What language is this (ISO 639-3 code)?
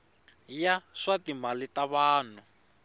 tso